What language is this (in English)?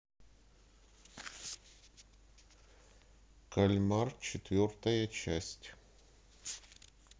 Russian